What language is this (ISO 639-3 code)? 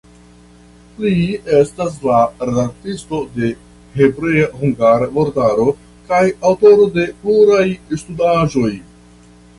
epo